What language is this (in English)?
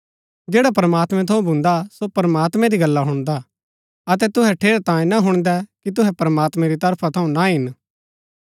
Gaddi